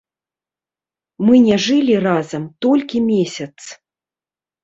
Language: Belarusian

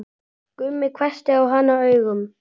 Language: Icelandic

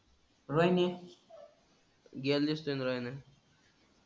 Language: Marathi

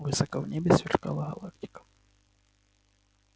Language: Russian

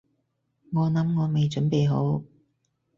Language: Cantonese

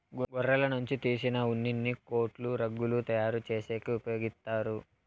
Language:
Telugu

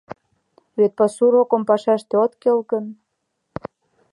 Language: Mari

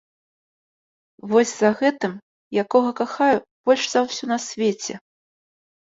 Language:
Belarusian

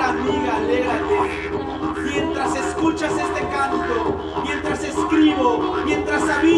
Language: Vietnamese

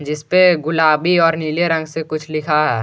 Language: Hindi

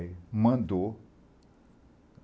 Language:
Portuguese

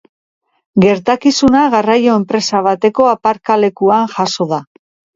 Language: Basque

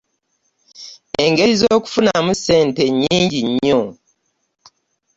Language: Ganda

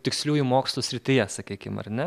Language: Lithuanian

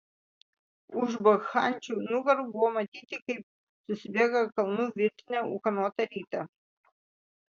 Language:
Lithuanian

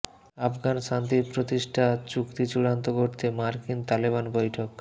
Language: Bangla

